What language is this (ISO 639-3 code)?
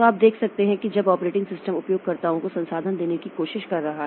hin